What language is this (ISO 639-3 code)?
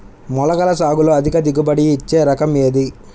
tel